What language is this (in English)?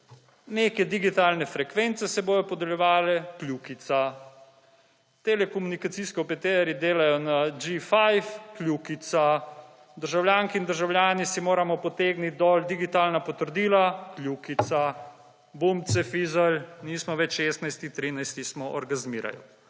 Slovenian